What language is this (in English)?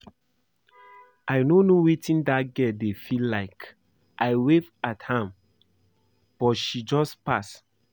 Nigerian Pidgin